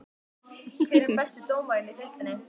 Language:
Icelandic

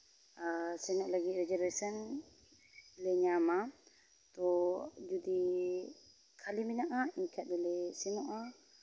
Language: Santali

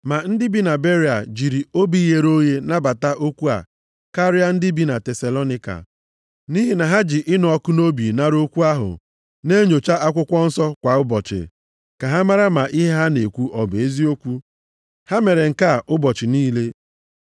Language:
Igbo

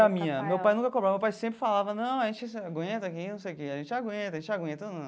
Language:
Portuguese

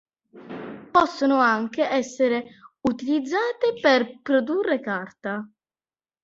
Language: Italian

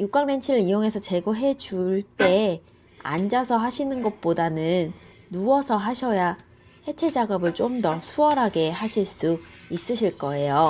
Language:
Korean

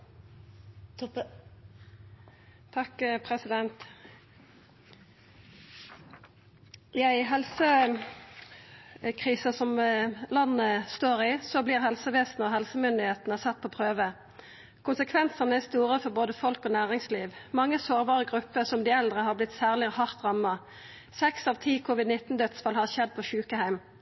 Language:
Norwegian Nynorsk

